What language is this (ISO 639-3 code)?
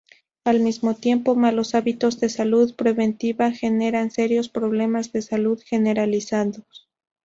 spa